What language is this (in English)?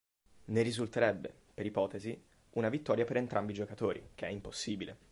Italian